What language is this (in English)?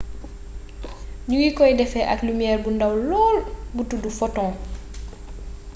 Wolof